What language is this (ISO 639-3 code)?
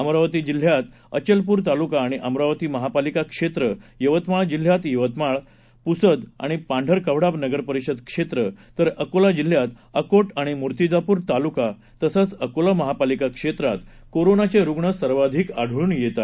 mar